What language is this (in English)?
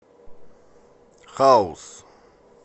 Russian